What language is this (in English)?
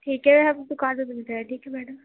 Urdu